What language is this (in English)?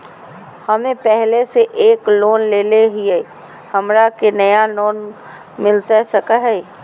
Magahi